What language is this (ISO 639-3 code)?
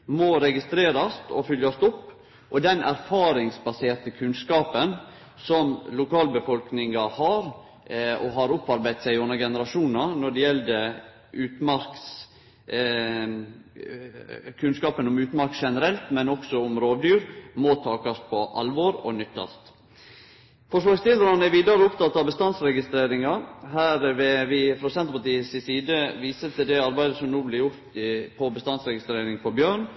nno